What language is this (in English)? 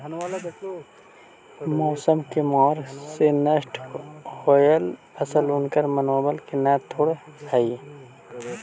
Magahi